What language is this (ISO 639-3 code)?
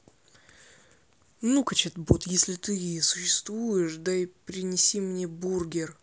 rus